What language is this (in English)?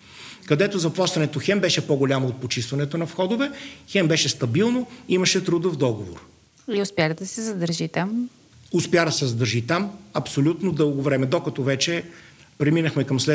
Bulgarian